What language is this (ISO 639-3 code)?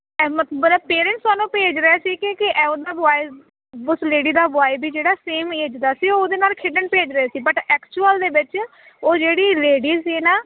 pan